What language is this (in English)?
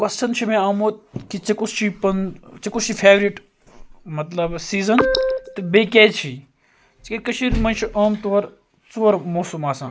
Kashmiri